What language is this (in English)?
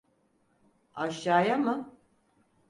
Turkish